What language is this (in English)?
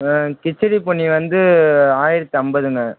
Tamil